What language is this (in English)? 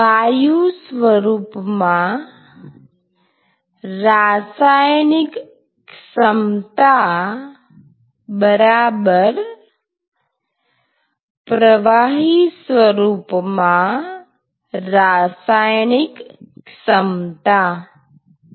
Gujarati